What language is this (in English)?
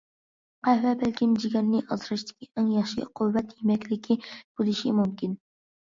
Uyghur